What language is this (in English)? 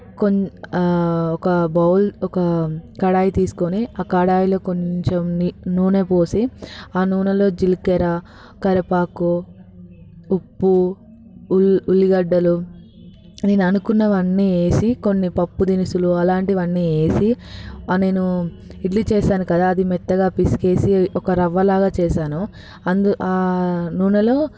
Telugu